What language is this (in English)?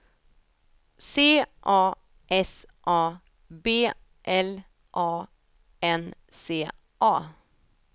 Swedish